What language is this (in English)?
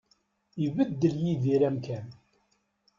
Kabyle